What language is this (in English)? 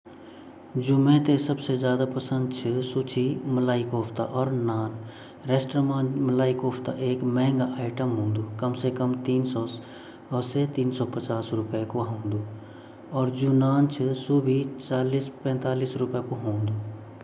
Garhwali